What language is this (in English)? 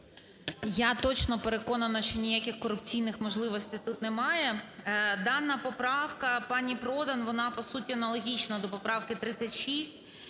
Ukrainian